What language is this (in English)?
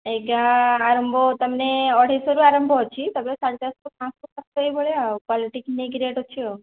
Odia